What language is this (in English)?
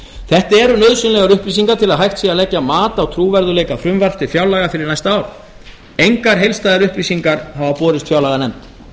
Icelandic